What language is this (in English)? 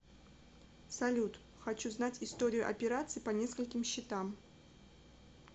Russian